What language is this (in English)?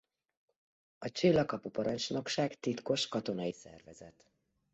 Hungarian